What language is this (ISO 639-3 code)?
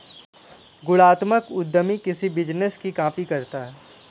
hin